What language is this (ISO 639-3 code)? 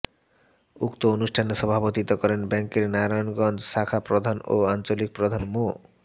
ben